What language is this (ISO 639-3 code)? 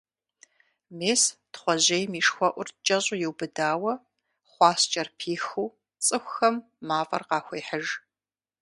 kbd